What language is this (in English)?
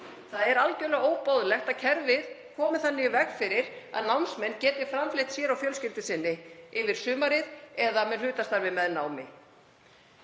Icelandic